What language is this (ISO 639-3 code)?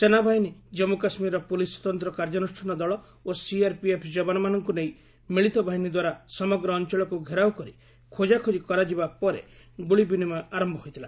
ori